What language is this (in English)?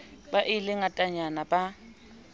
Southern Sotho